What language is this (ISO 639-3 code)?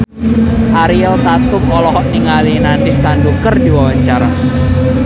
sun